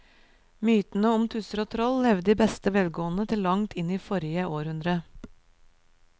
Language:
Norwegian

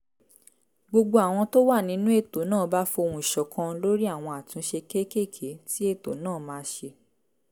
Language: Yoruba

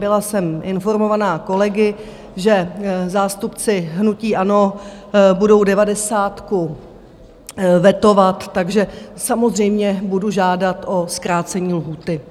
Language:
Czech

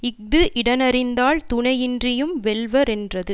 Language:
Tamil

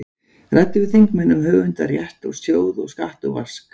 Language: Icelandic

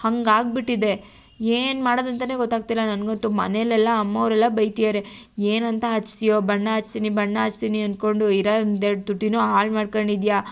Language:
Kannada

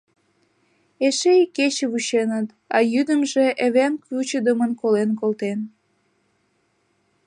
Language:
Mari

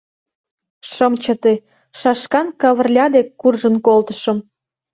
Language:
Mari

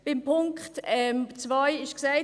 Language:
Swiss German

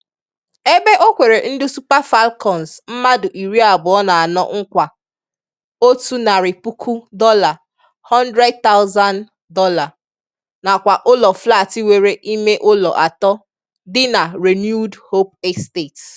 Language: Igbo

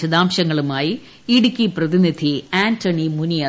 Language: Malayalam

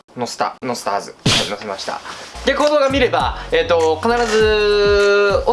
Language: Japanese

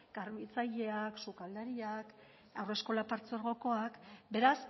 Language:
Basque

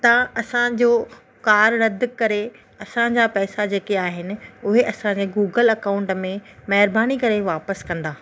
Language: Sindhi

